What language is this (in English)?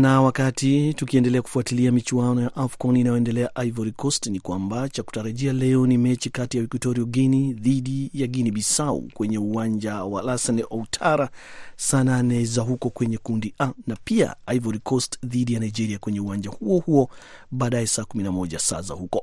Swahili